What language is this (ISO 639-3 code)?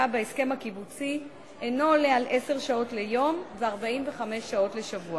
heb